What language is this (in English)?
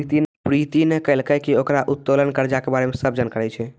Maithili